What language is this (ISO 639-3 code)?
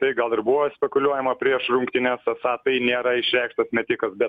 lit